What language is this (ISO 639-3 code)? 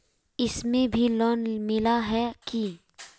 mag